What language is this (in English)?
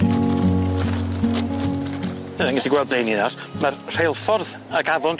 Welsh